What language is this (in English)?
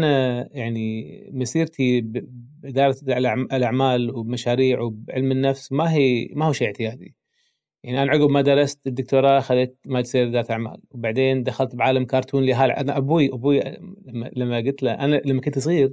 Arabic